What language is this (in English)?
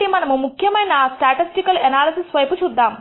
Telugu